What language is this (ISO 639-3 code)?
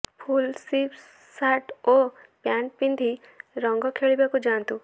ori